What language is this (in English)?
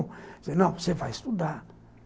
Portuguese